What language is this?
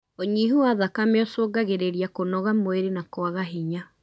Kikuyu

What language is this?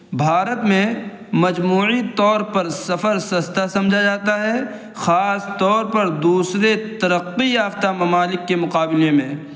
Urdu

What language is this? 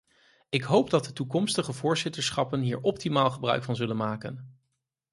Dutch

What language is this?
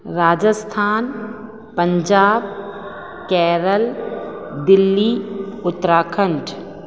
Sindhi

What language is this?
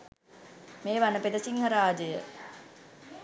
Sinhala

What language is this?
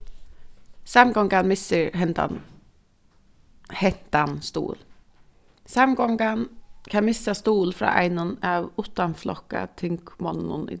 Faroese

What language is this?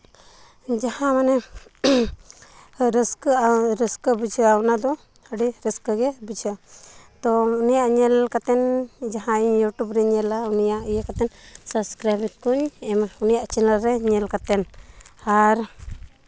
Santali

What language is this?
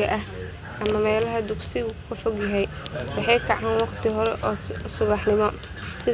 Somali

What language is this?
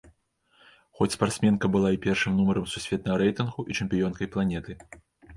Belarusian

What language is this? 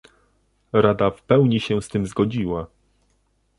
Polish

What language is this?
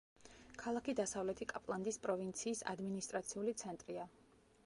Georgian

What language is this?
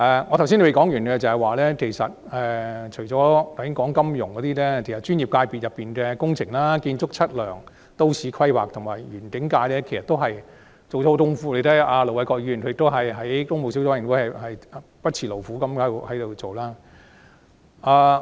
Cantonese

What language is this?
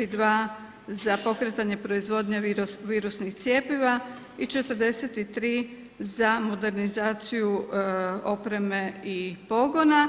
Croatian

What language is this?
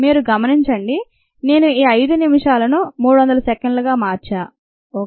Telugu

